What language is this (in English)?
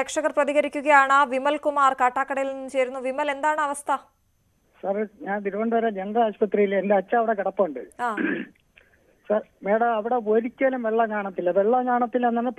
Malayalam